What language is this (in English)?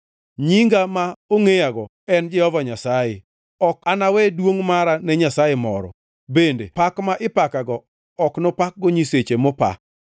Luo (Kenya and Tanzania)